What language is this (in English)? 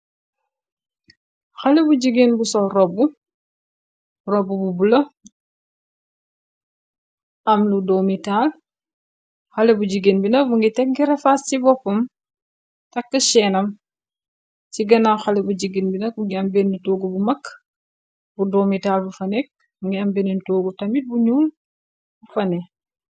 Wolof